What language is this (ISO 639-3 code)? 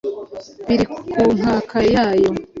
kin